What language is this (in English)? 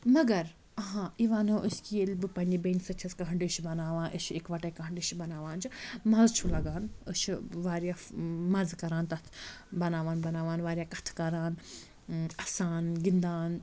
Kashmiri